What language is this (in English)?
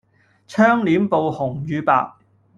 Cantonese